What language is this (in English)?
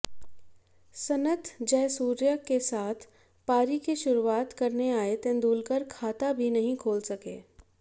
Hindi